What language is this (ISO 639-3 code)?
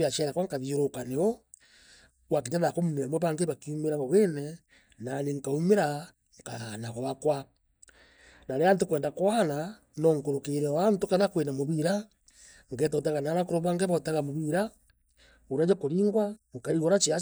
mer